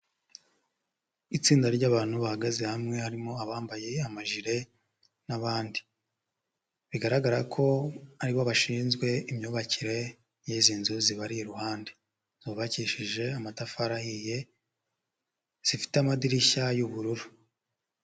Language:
Kinyarwanda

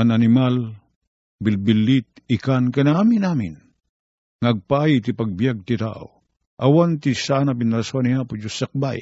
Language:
Filipino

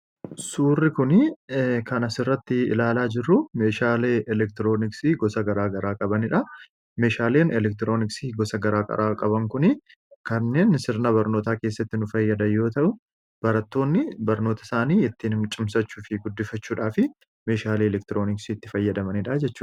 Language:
Oromo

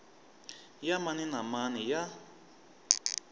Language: Tsonga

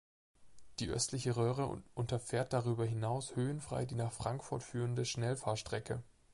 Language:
German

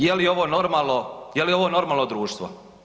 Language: Croatian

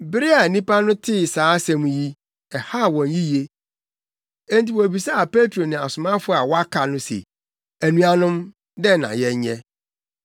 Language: Akan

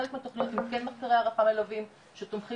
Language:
Hebrew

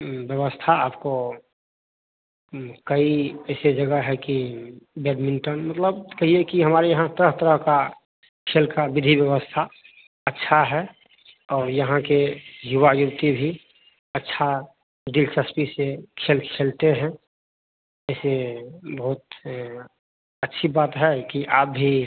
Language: Hindi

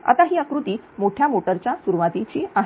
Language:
Marathi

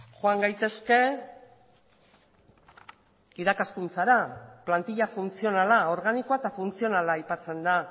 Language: Basque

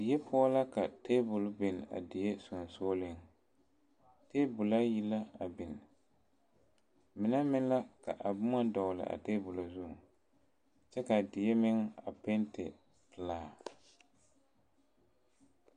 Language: Southern Dagaare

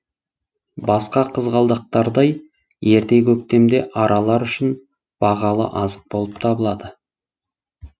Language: Kazakh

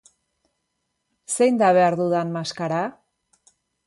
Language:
Basque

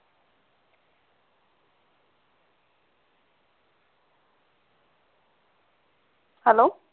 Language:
Punjabi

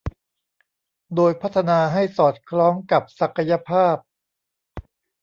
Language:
Thai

